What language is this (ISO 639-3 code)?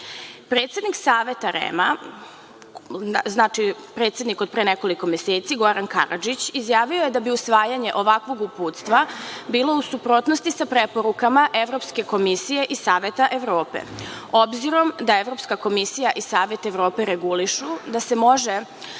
srp